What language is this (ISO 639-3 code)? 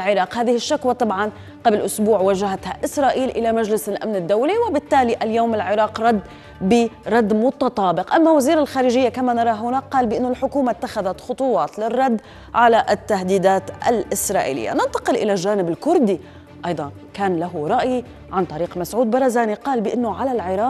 ara